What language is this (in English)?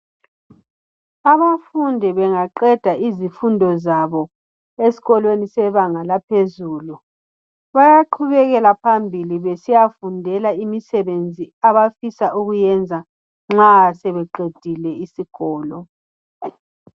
North Ndebele